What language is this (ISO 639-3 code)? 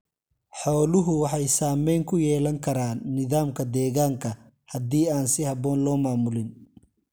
som